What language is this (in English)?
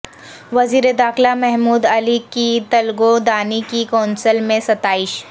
Urdu